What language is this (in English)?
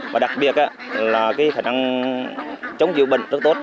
Vietnamese